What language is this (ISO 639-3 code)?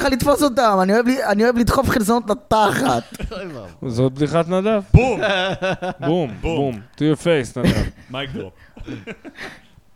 heb